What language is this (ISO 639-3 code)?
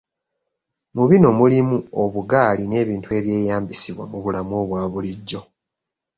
lug